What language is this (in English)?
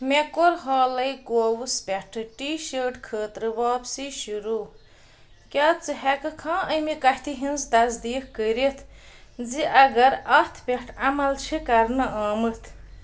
Kashmiri